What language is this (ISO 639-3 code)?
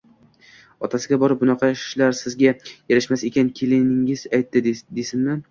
uzb